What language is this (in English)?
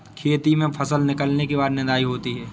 Hindi